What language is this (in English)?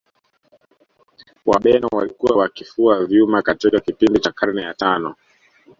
Swahili